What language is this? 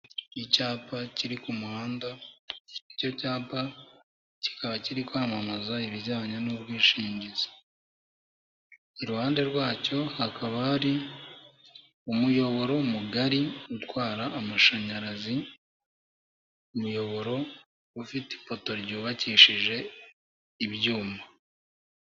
Kinyarwanda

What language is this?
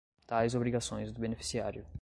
Portuguese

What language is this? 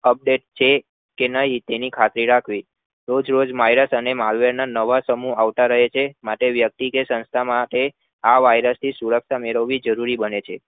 Gujarati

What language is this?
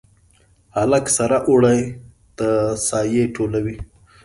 Pashto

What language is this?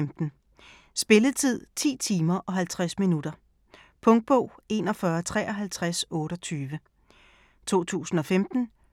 Danish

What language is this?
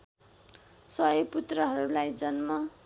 Nepali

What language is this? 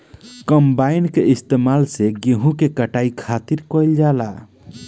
Bhojpuri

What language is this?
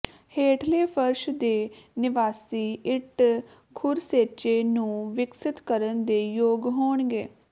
Punjabi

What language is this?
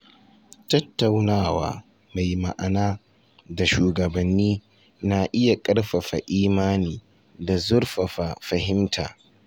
Hausa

